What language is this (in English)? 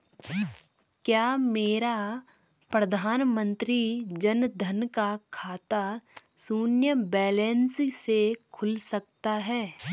Hindi